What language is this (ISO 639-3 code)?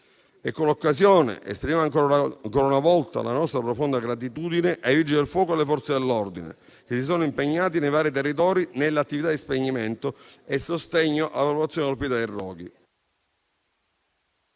ita